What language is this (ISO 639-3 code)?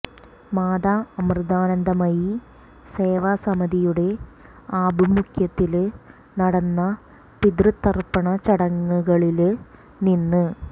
mal